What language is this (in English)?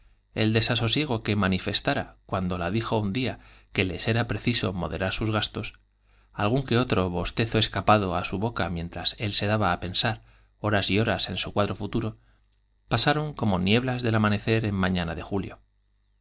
Spanish